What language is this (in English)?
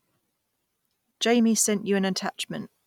English